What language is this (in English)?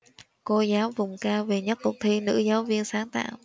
Vietnamese